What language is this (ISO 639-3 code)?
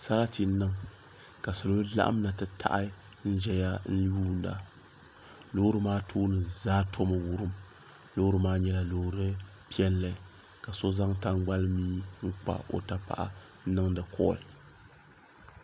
dag